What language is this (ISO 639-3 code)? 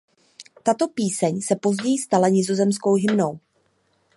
ces